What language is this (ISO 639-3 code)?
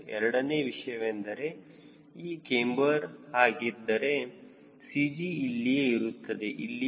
kan